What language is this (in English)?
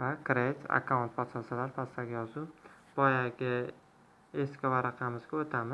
Turkish